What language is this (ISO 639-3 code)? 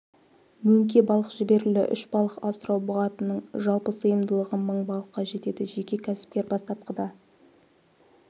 kaz